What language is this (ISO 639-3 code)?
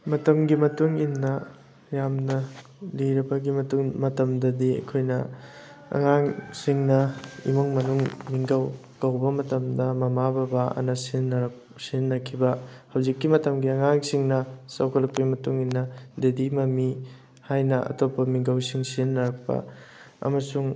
mni